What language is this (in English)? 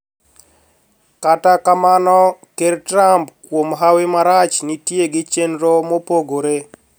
Luo (Kenya and Tanzania)